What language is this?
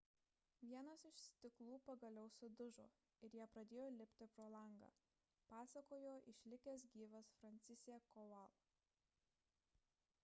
Lithuanian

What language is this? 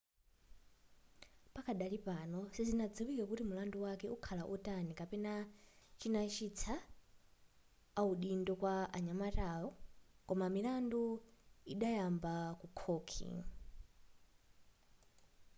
Nyanja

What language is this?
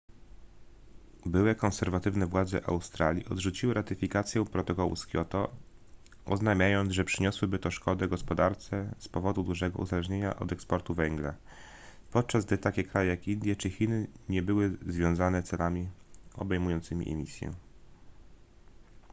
Polish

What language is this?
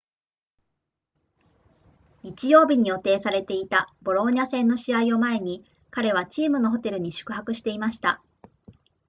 Japanese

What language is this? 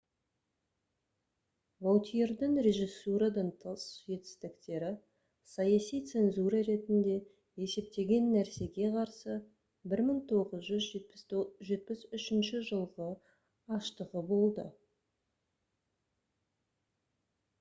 Kazakh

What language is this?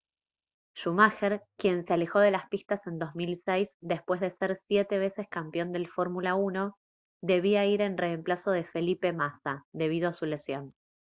Spanish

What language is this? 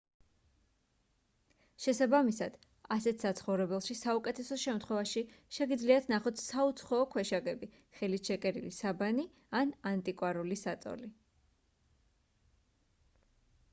Georgian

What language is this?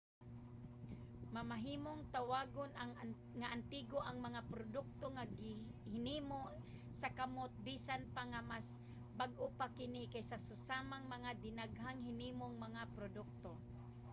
Cebuano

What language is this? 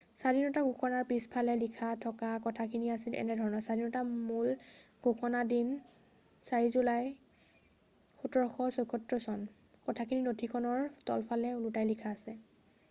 Assamese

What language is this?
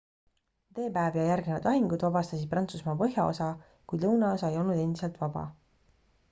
Estonian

